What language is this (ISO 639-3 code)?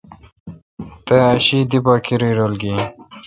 xka